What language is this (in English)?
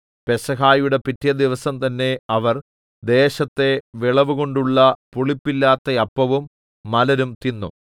Malayalam